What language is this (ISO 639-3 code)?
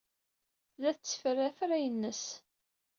kab